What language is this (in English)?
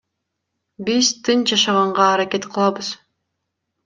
Kyrgyz